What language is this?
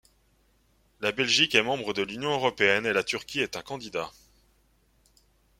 French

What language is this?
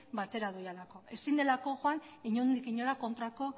Basque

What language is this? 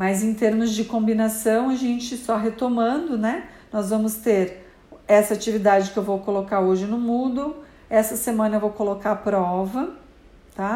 Portuguese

